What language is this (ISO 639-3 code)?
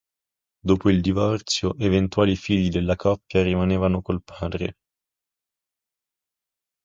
ita